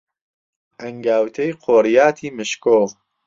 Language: Central Kurdish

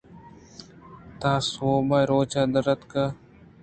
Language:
Eastern Balochi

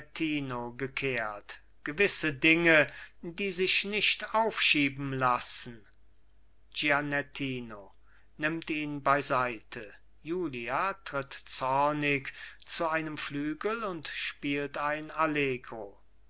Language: German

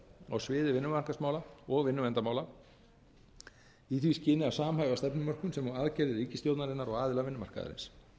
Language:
Icelandic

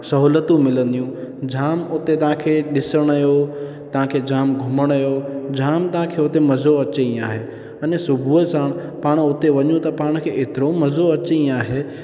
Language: Sindhi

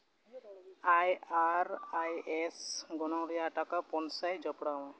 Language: Santali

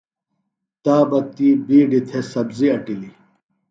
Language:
Phalura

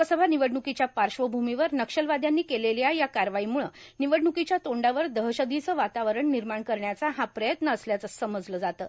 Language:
Marathi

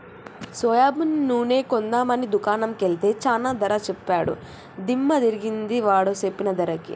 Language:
Telugu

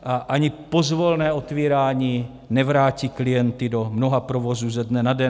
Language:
Czech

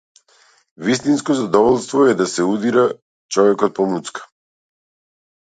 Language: Macedonian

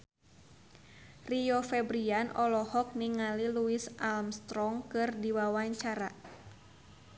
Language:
Sundanese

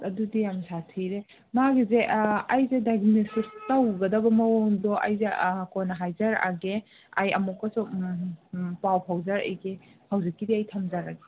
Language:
Manipuri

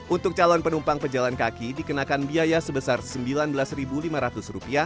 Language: Indonesian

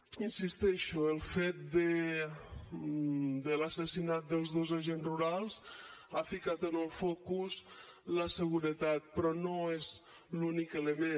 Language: Catalan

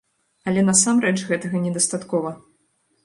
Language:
Belarusian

